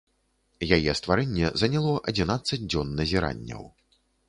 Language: Belarusian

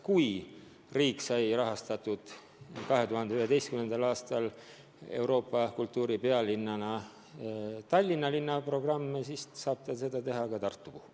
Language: Estonian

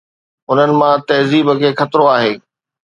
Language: Sindhi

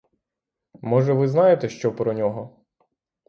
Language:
Ukrainian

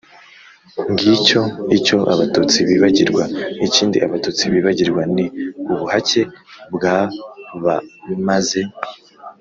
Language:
Kinyarwanda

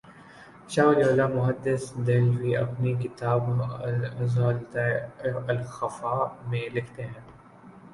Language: Urdu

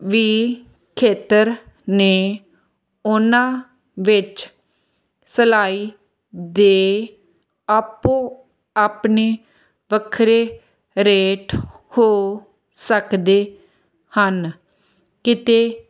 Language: Punjabi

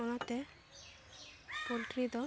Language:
Santali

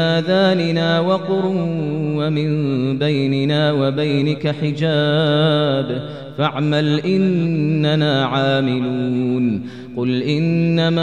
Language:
Arabic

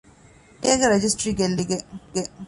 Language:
Divehi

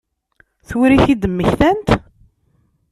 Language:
Kabyle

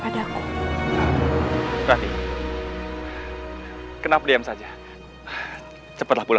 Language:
Indonesian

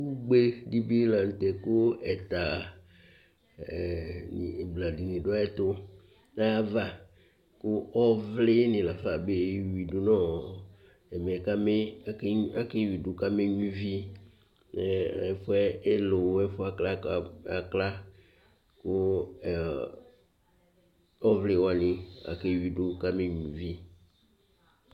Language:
Ikposo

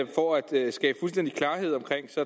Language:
Danish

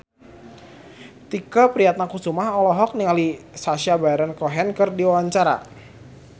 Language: Sundanese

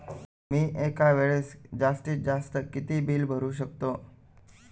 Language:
Marathi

